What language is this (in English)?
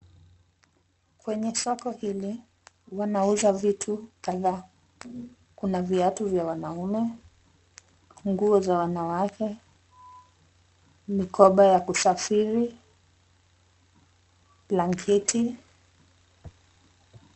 Swahili